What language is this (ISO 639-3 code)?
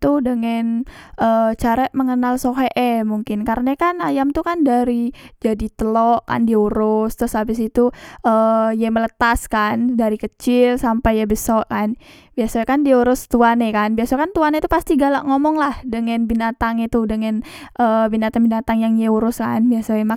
mui